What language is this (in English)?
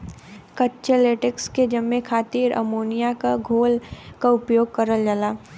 Bhojpuri